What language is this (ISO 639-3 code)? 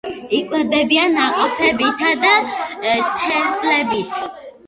kat